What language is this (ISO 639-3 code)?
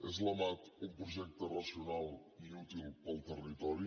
cat